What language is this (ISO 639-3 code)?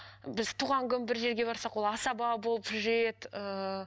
kaz